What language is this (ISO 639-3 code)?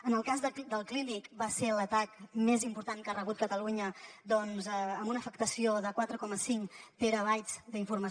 cat